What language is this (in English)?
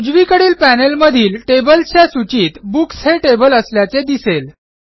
Marathi